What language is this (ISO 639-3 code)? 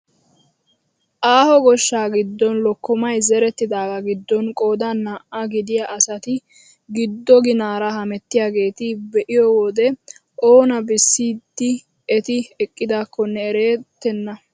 wal